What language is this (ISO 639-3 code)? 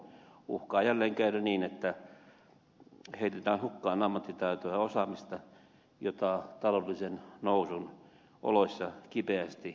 fin